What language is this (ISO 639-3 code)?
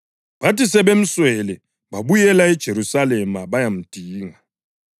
nde